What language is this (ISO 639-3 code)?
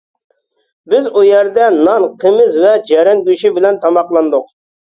uig